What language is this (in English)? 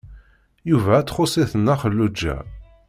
Kabyle